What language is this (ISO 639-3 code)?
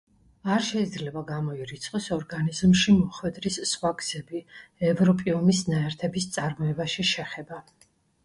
kat